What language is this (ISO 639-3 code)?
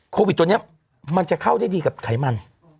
tha